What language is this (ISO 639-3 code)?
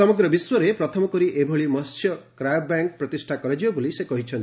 ori